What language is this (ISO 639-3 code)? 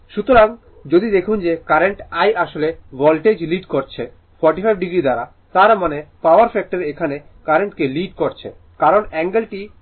ben